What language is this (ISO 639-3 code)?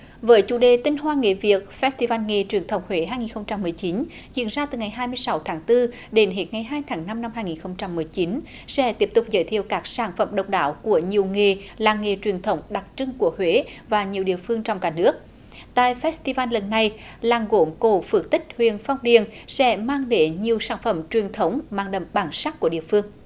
vie